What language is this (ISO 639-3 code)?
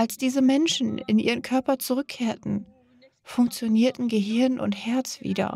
deu